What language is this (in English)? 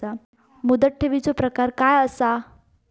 Marathi